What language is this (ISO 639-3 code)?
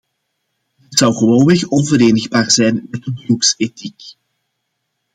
nld